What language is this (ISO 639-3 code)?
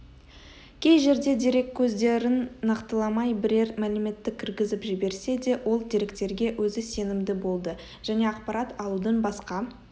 kaz